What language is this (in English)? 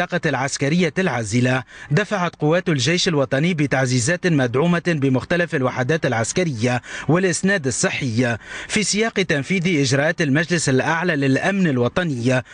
Arabic